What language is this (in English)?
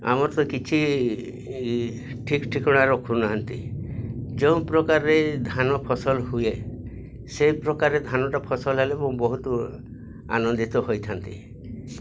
Odia